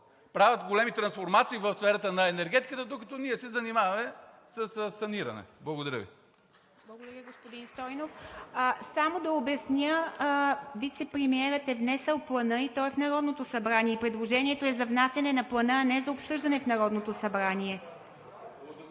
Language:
Bulgarian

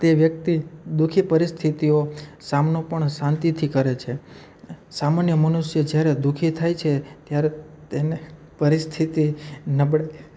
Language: Gujarati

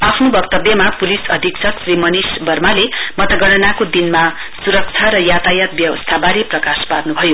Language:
Nepali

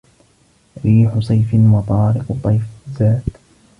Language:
Arabic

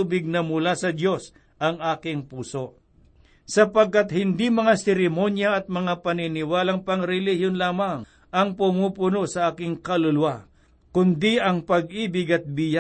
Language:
Filipino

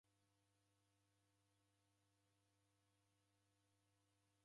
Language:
Taita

